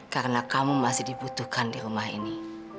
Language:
Indonesian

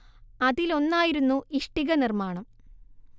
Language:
Malayalam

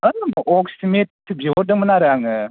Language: Bodo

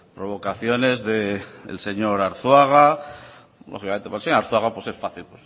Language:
Spanish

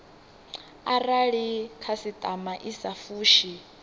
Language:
Venda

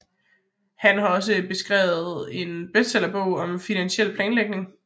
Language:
Danish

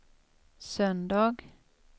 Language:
Swedish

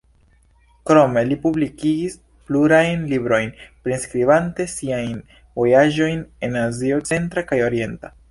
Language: Esperanto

